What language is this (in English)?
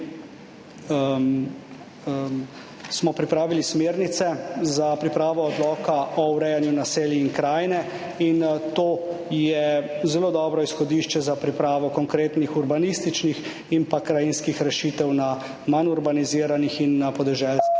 Slovenian